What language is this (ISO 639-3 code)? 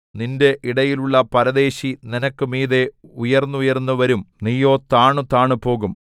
mal